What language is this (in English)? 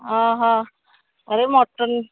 Odia